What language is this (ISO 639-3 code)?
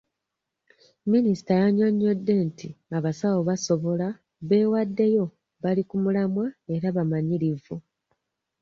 lug